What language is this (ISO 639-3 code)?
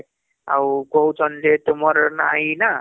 ori